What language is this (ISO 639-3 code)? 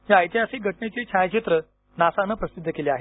mar